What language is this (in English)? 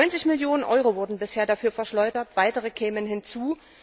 German